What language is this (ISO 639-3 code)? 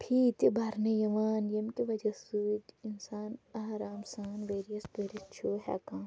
kas